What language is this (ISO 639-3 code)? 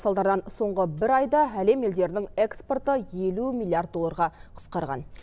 kaz